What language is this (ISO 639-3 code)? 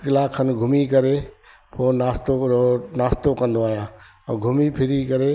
snd